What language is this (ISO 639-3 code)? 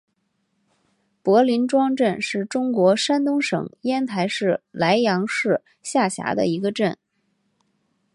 zho